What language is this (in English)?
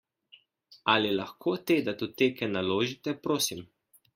Slovenian